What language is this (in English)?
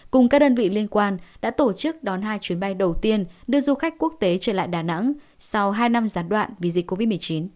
Vietnamese